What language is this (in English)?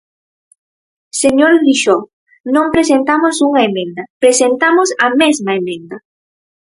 Galician